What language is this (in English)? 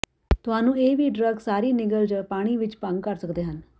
Punjabi